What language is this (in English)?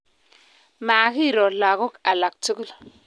Kalenjin